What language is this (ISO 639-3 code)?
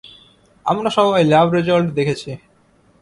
ben